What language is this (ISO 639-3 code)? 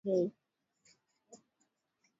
swa